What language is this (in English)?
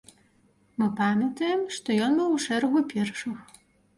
Belarusian